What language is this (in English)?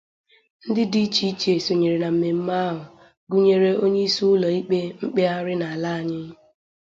Igbo